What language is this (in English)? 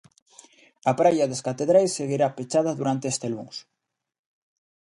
Galician